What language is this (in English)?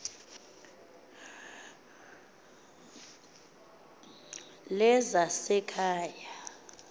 Xhosa